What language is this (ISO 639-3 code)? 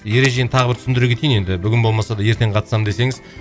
kaz